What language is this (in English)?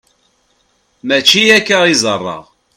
Kabyle